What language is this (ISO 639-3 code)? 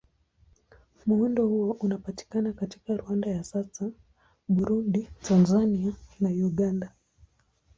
swa